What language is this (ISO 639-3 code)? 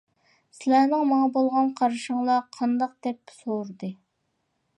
uig